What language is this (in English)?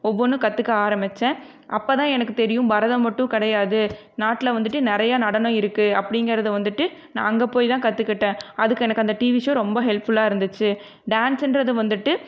Tamil